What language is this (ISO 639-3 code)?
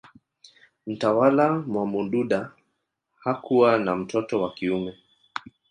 swa